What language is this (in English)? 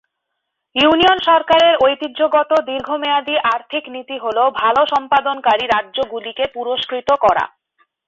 Bangla